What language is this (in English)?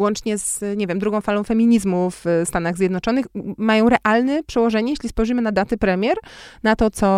Polish